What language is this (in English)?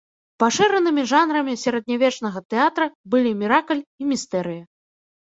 Belarusian